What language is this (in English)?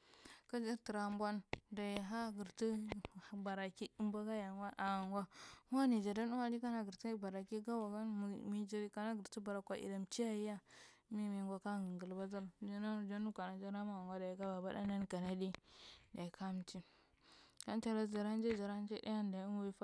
Marghi Central